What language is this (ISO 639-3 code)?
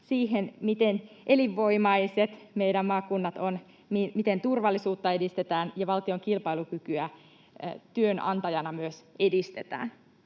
fin